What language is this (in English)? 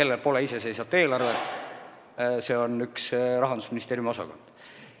Estonian